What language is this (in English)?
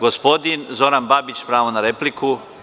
Serbian